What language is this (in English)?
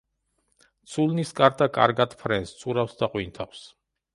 Georgian